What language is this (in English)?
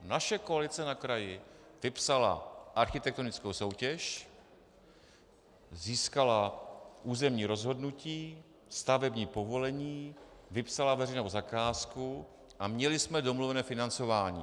Czech